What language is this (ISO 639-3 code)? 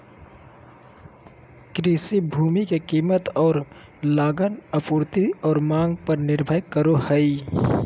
mag